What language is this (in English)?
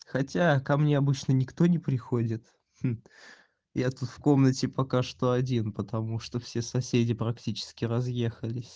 Russian